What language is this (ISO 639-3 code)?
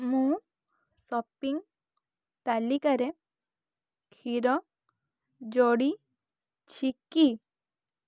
ori